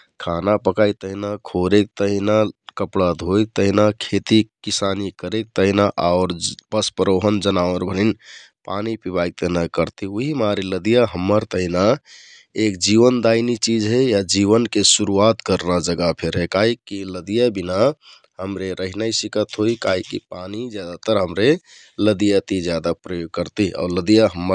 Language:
Kathoriya Tharu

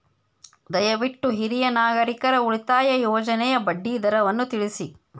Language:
Kannada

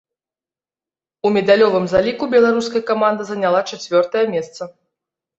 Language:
Belarusian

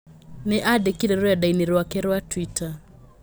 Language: Kikuyu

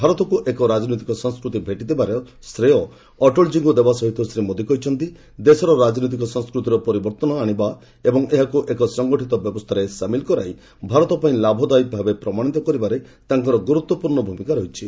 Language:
Odia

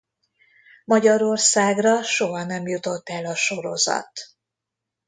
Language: Hungarian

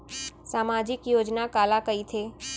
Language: Chhattisgarhi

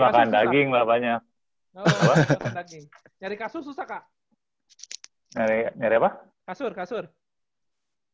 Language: Indonesian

